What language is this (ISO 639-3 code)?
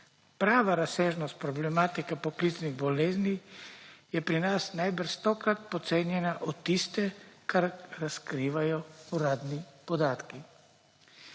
slv